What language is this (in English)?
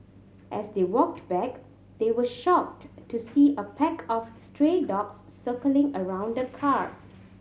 English